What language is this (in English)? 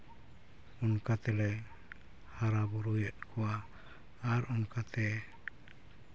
Santali